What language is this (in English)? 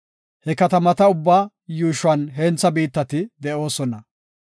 Gofa